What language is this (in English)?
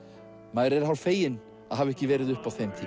Icelandic